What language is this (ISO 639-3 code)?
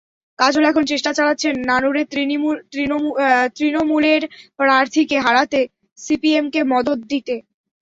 ben